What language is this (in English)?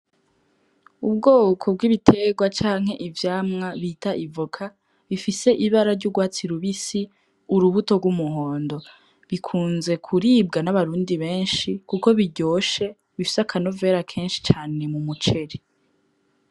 Rundi